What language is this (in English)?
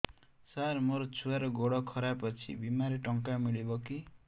Odia